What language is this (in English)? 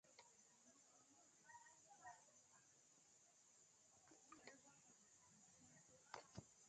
Nigerian Pidgin